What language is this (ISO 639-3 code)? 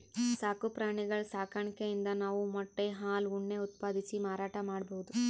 kan